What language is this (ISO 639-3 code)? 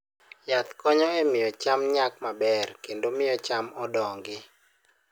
luo